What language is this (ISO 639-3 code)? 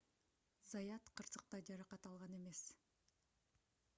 kir